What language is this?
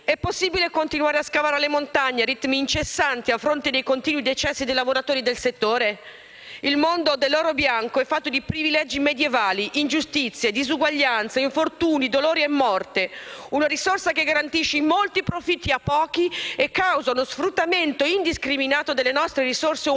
Italian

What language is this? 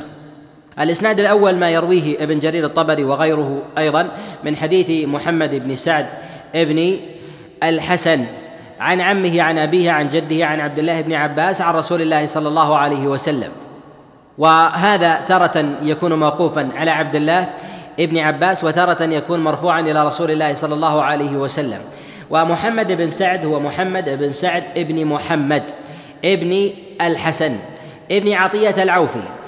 Arabic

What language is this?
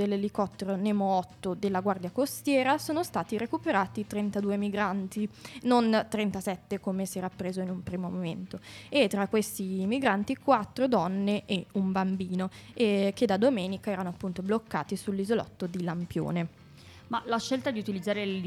Italian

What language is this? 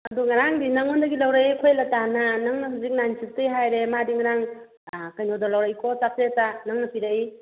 Manipuri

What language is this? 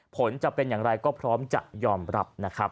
Thai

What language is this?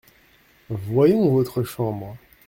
French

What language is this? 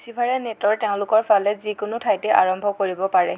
Assamese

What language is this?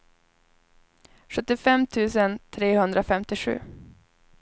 Swedish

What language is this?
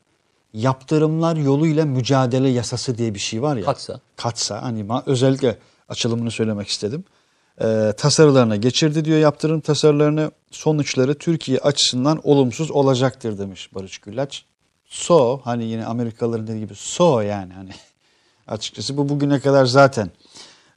Turkish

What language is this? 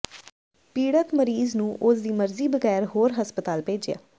Punjabi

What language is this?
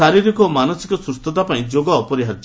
Odia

